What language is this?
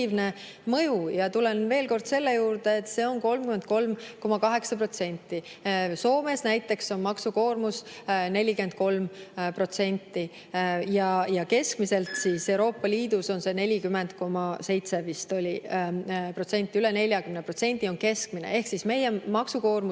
Estonian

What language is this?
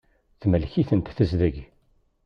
Kabyle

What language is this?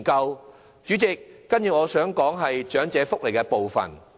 Cantonese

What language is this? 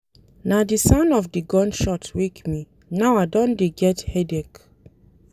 Nigerian Pidgin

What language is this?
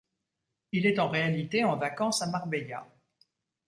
French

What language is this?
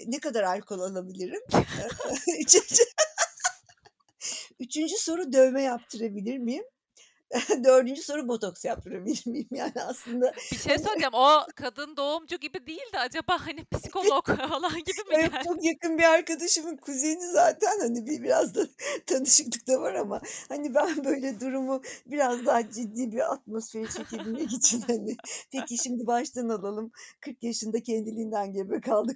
Turkish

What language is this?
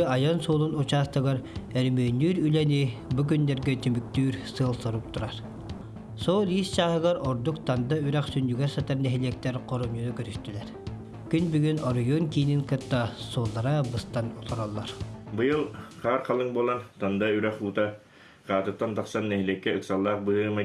Turkish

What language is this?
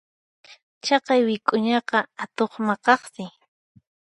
Puno Quechua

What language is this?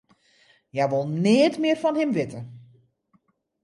Western Frisian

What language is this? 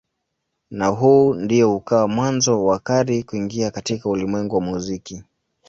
Swahili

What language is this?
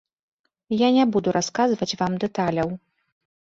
Belarusian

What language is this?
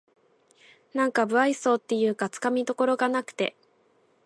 Japanese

